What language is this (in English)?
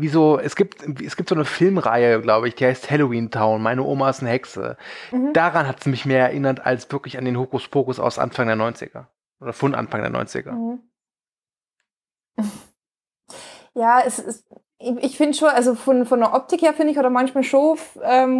German